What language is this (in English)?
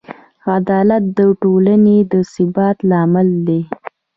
Pashto